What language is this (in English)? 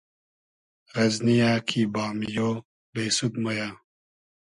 Hazaragi